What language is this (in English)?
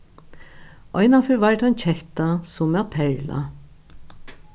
Faroese